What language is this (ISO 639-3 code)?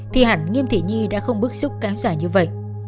vie